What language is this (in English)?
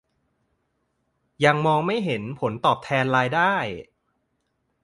Thai